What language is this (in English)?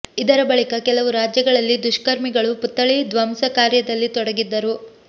Kannada